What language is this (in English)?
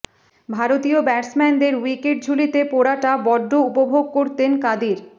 Bangla